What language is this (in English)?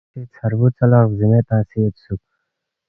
Balti